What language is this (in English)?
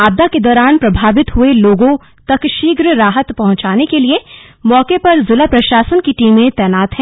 Hindi